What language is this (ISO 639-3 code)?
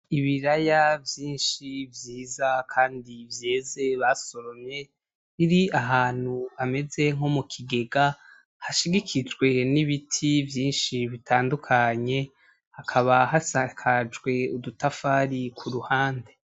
run